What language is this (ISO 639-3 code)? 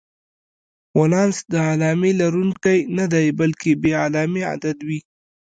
pus